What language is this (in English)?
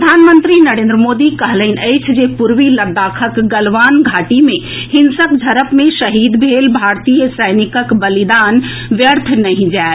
Maithili